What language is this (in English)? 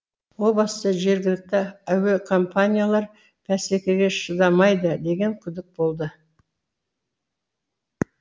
Kazakh